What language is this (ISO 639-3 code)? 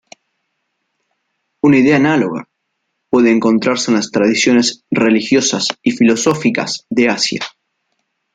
spa